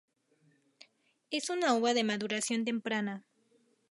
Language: Spanish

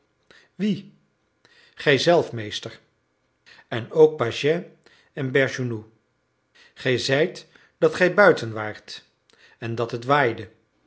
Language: Dutch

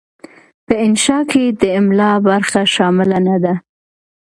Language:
Pashto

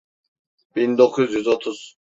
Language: Turkish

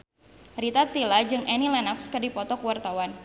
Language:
Sundanese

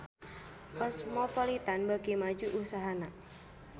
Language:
Sundanese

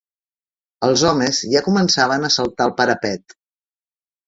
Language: Catalan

